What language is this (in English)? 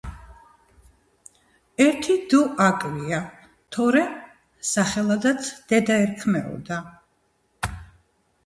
Georgian